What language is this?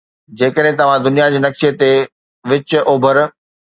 Sindhi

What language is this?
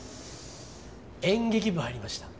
Japanese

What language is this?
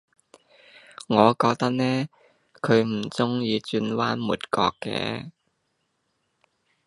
Cantonese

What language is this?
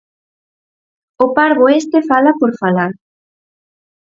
Galician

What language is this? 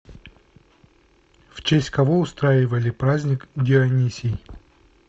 Russian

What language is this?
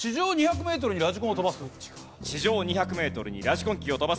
Japanese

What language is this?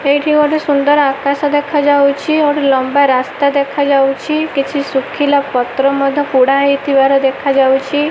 Odia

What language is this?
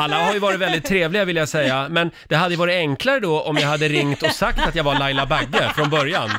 Swedish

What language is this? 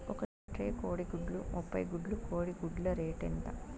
Telugu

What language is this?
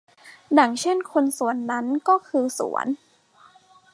Thai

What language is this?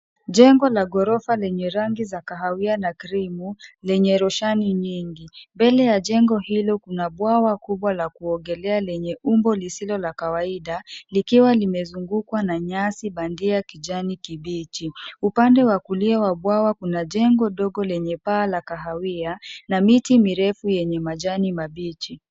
Swahili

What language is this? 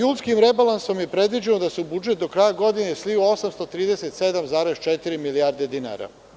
Serbian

